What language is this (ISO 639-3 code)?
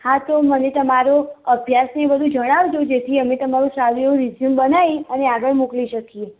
guj